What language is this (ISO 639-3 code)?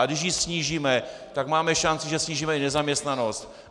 ces